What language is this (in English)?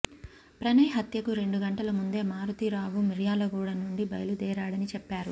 Telugu